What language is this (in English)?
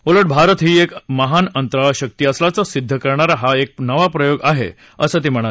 Marathi